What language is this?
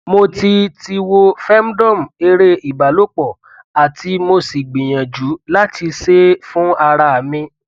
Yoruba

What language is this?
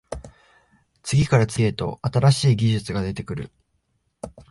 Japanese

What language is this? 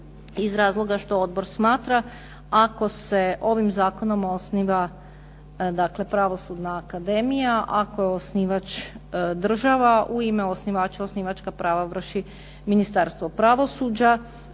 Croatian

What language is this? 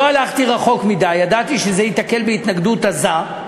Hebrew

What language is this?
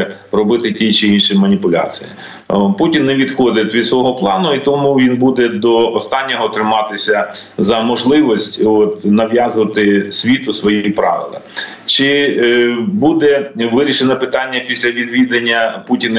Ukrainian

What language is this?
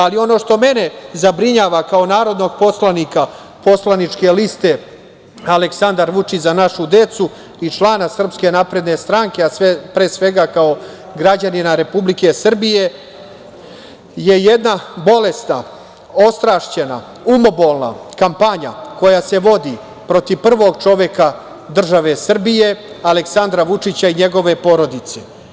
Serbian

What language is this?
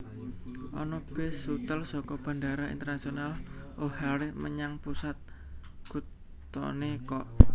Javanese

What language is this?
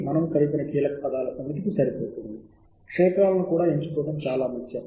Telugu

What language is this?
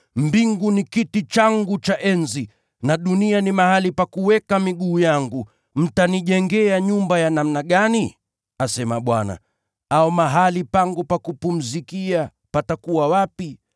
Swahili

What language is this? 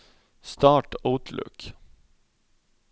Norwegian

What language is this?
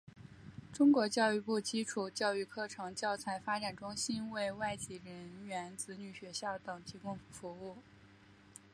Chinese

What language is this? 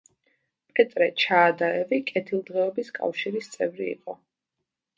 Georgian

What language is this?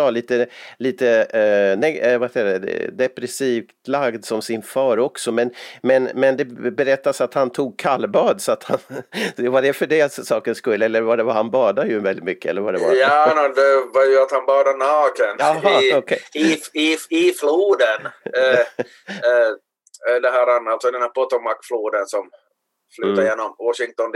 Swedish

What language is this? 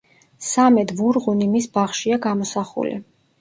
Georgian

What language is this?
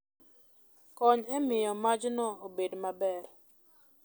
Luo (Kenya and Tanzania)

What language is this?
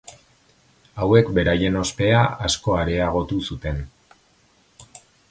Basque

